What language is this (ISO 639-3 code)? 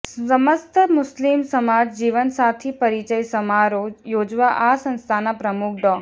guj